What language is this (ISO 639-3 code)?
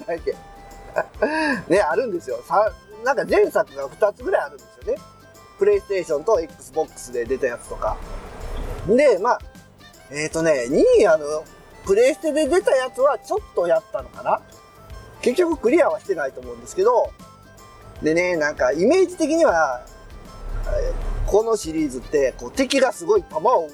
jpn